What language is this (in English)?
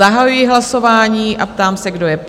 Czech